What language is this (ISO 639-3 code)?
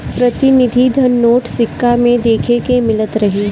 bho